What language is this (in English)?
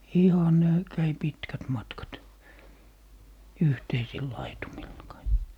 Finnish